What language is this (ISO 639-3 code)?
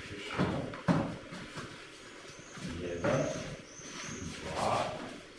srp